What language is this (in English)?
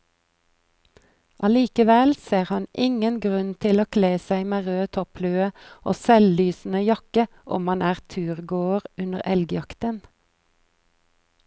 Norwegian